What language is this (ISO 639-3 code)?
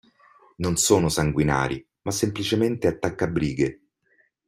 ita